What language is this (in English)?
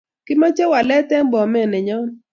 Kalenjin